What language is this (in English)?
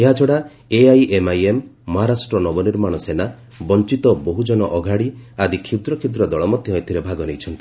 Odia